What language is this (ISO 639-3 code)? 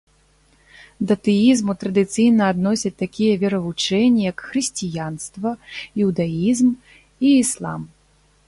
bel